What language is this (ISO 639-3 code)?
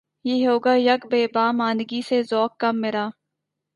urd